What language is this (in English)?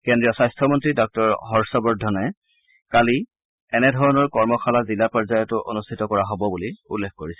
Assamese